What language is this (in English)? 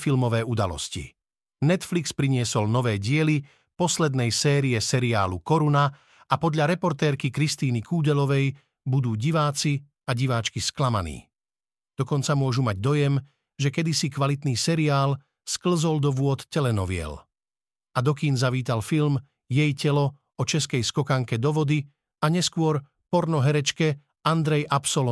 Slovak